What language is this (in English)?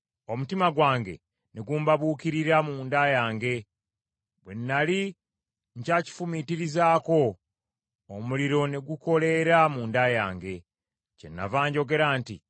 Ganda